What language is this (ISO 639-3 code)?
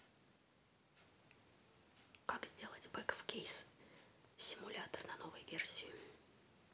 rus